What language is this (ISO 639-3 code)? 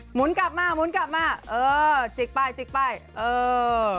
tha